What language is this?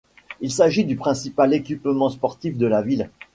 French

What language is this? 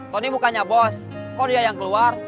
Indonesian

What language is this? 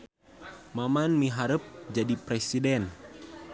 Sundanese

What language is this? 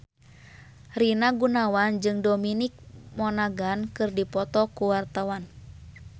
Sundanese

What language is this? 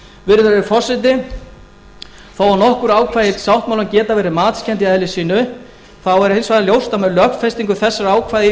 Icelandic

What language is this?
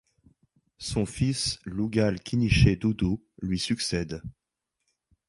French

